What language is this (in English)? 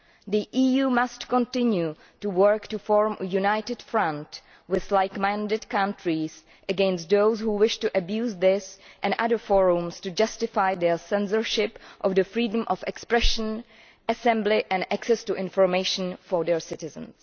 English